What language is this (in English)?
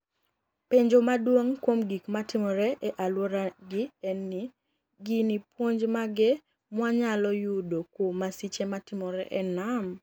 Luo (Kenya and Tanzania)